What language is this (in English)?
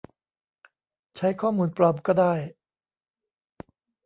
Thai